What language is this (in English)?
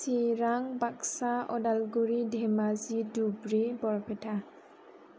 Bodo